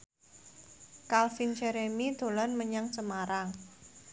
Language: Javanese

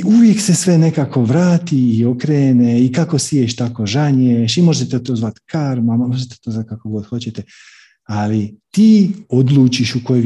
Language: Croatian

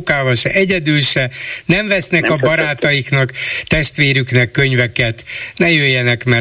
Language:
Hungarian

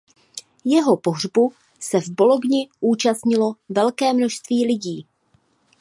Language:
Czech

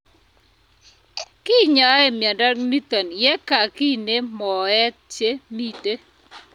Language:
Kalenjin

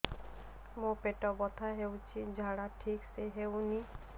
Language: Odia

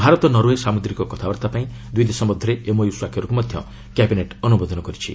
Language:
Odia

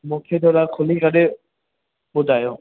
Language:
Sindhi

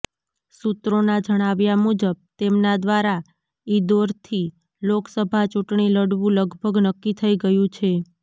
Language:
Gujarati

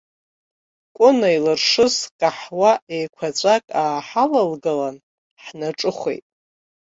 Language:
Abkhazian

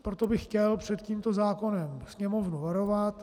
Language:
Czech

